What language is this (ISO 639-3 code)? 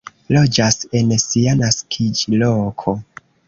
epo